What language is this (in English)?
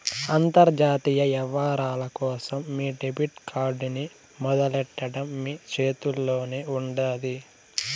Telugu